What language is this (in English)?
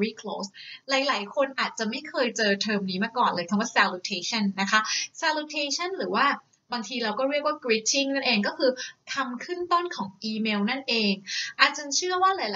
Thai